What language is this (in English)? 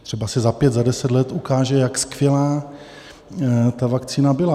Czech